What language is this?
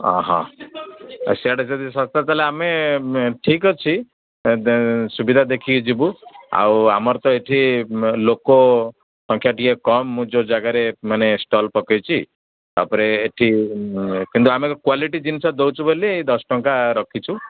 Odia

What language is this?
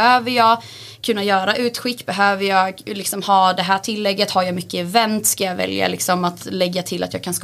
Swedish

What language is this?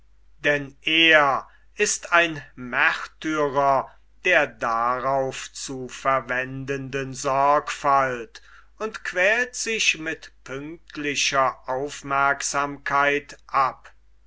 German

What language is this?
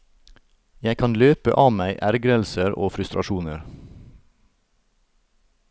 Norwegian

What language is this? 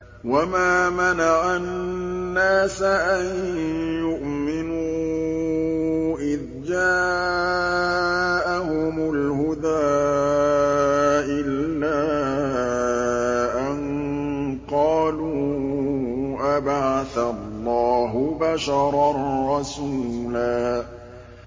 Arabic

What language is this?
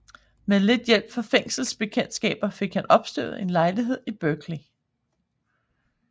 Danish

